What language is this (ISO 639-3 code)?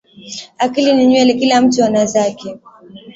swa